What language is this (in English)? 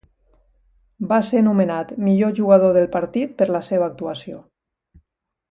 Catalan